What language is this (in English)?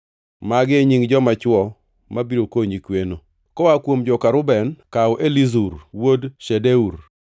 Luo (Kenya and Tanzania)